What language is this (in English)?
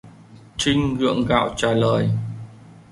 Vietnamese